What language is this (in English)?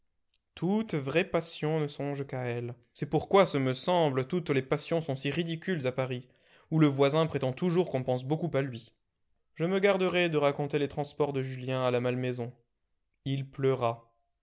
French